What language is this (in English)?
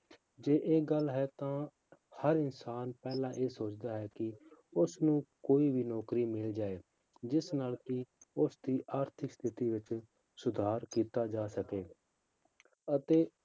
Punjabi